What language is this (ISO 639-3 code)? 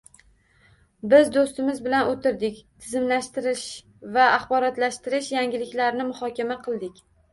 uzb